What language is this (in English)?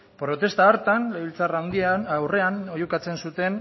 Basque